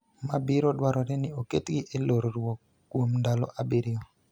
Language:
Luo (Kenya and Tanzania)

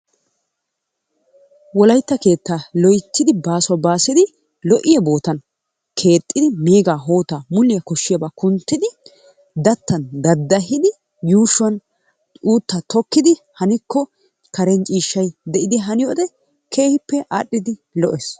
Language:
Wolaytta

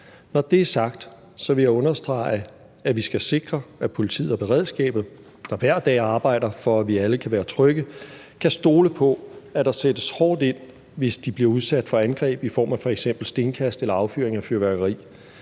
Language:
Danish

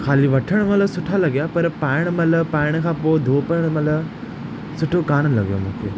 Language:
Sindhi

